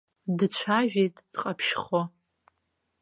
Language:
Abkhazian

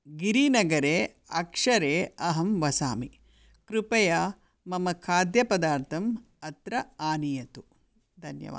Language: Sanskrit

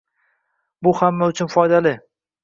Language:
Uzbek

